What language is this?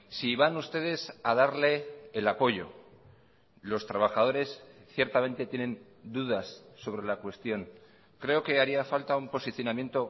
Spanish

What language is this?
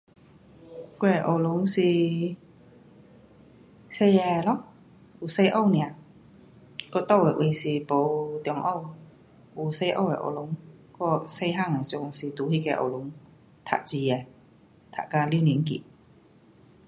Pu-Xian Chinese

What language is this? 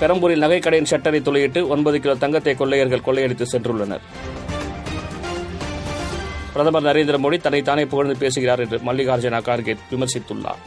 Tamil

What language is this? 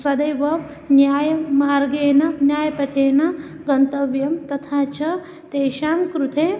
Sanskrit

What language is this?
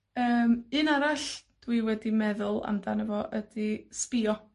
Welsh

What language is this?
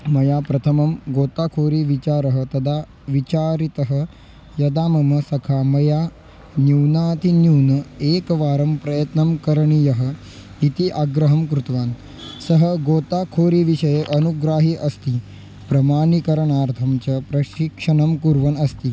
Sanskrit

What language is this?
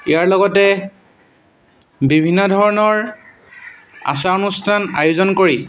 Assamese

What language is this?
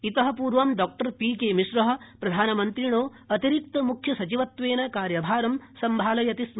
Sanskrit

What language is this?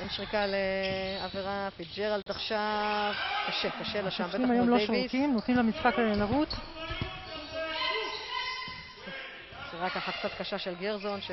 Hebrew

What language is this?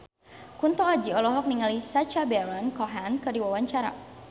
Sundanese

